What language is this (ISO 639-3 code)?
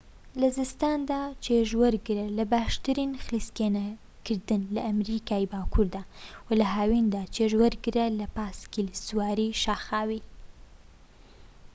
ckb